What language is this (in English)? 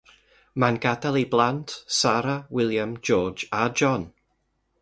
Welsh